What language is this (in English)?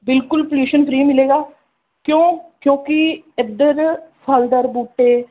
Punjabi